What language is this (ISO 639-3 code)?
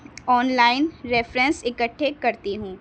urd